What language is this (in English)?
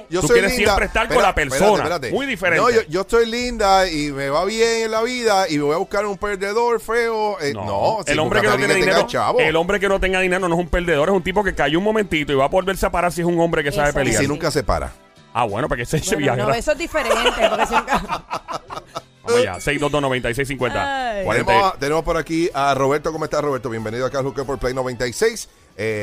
Spanish